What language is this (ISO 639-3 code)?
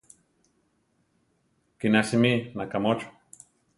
tar